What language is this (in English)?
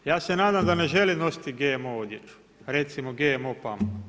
Croatian